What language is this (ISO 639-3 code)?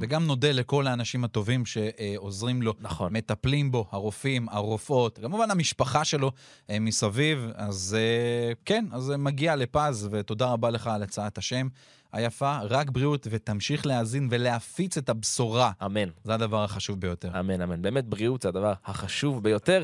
heb